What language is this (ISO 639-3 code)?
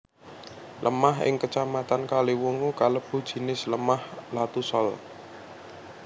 jav